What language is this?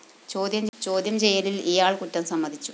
Malayalam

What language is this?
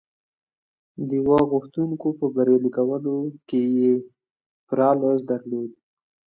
Pashto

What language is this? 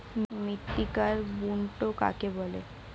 Bangla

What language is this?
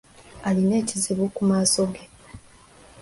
Ganda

